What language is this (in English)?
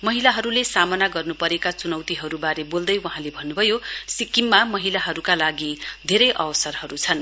Nepali